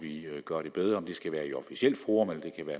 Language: Danish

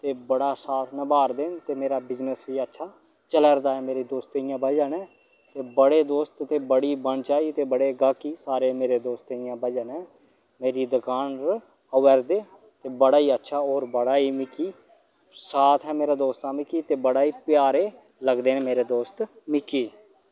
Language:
Dogri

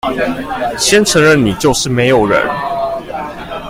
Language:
Chinese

